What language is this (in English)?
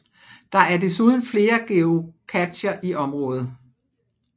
Danish